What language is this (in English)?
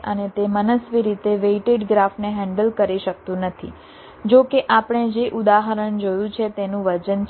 Gujarati